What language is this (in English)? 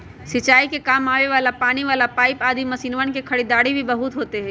Magahi